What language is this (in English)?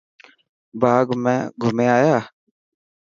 Dhatki